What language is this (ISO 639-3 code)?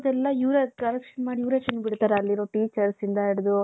kan